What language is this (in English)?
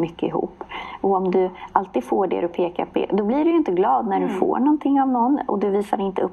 Swedish